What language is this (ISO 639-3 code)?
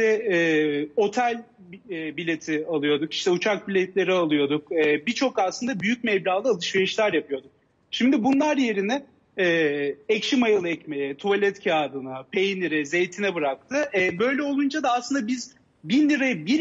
tur